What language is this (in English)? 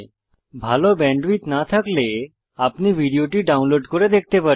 Bangla